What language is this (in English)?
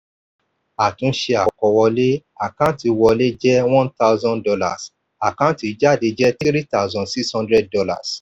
Yoruba